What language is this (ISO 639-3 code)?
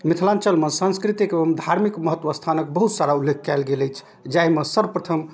mai